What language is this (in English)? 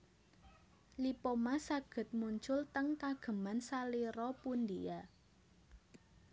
Javanese